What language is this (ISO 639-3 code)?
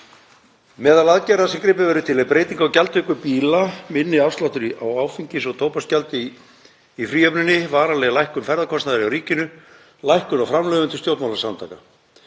isl